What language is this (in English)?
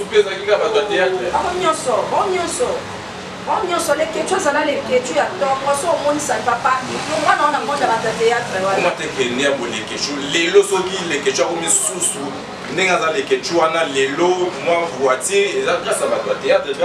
French